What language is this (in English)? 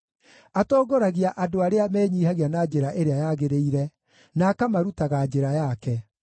Kikuyu